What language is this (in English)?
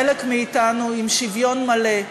Hebrew